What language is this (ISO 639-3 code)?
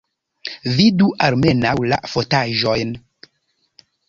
epo